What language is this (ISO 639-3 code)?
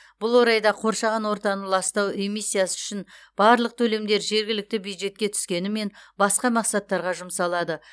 kaz